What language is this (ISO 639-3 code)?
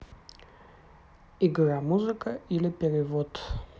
rus